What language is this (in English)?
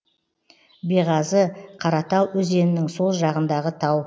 Kazakh